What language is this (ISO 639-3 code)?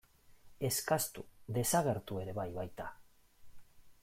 eus